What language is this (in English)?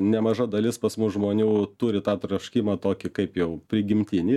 Lithuanian